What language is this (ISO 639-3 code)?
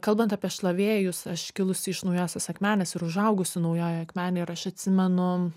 lit